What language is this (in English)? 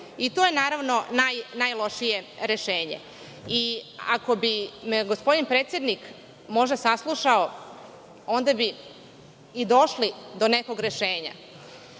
Serbian